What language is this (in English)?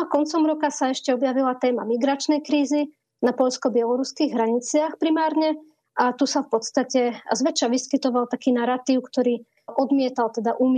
Slovak